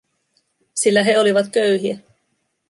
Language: Finnish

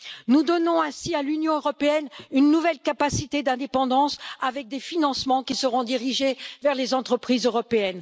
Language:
French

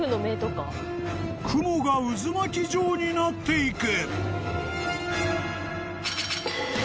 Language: Japanese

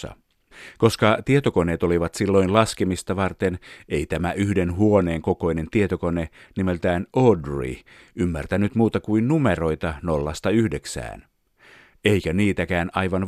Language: Finnish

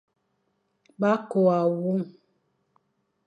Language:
Fang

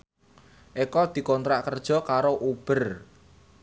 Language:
Javanese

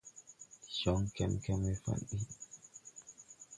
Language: Tupuri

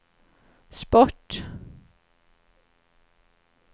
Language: Swedish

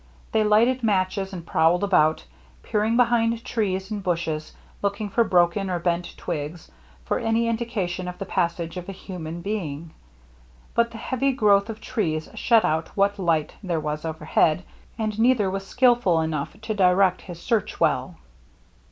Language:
English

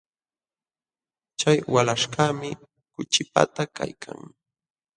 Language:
Jauja Wanca Quechua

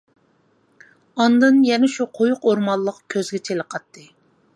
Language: Uyghur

